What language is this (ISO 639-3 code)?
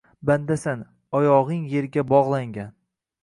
uzb